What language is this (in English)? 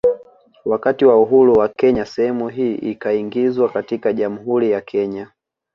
Swahili